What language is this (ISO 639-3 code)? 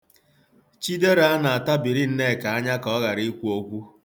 ibo